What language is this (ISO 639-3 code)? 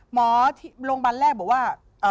tha